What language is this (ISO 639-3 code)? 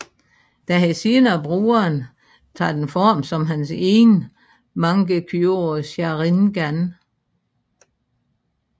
dan